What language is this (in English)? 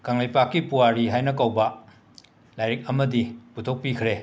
Manipuri